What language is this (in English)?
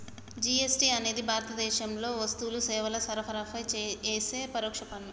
Telugu